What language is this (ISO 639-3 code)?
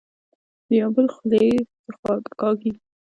pus